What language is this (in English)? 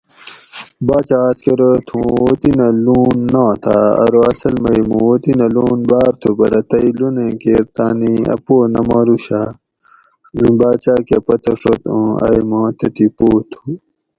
Gawri